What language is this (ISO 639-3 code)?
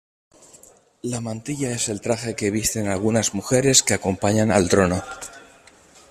spa